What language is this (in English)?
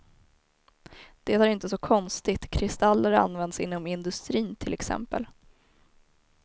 Swedish